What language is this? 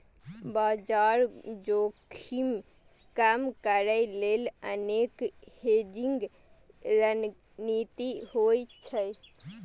Maithili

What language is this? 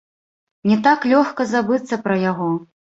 Belarusian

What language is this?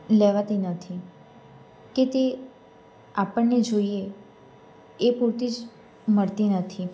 Gujarati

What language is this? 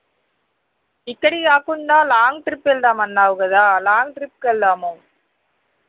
Telugu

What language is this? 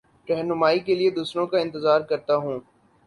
Urdu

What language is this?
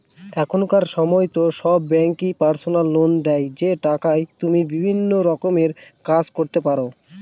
Bangla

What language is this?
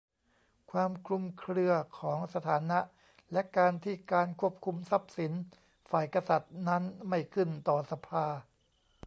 Thai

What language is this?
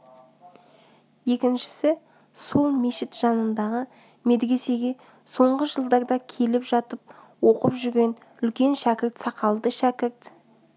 Kazakh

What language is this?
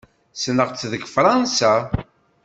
Kabyle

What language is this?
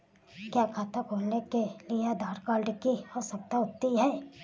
Hindi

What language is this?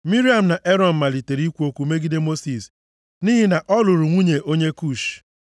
Igbo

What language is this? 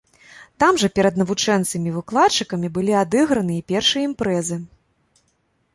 Belarusian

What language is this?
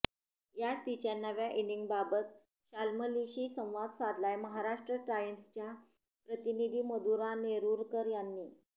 Marathi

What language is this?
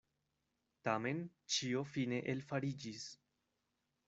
Esperanto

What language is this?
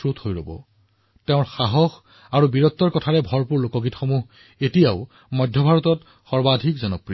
Assamese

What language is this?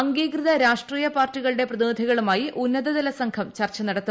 Malayalam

